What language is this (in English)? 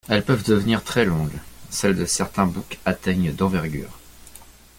French